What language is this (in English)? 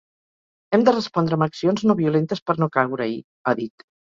Catalan